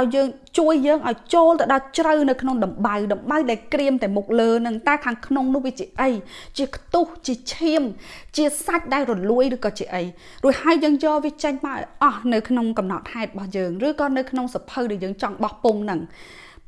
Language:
Vietnamese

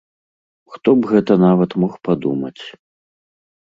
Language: Belarusian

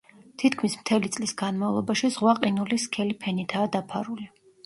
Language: Georgian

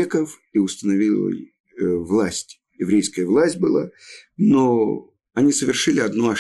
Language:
Russian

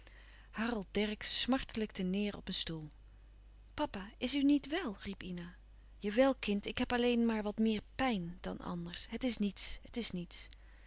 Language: Dutch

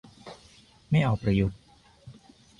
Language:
Thai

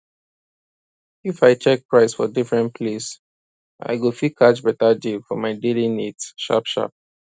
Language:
Nigerian Pidgin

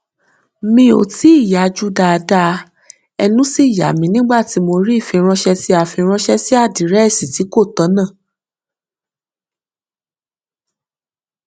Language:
Yoruba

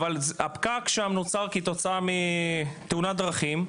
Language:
Hebrew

